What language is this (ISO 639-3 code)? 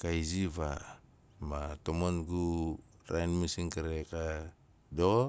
nal